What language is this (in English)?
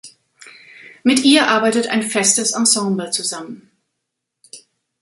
German